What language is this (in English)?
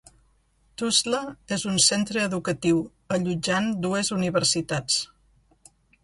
Catalan